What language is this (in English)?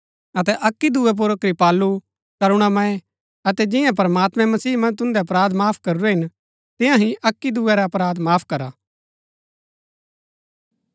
Gaddi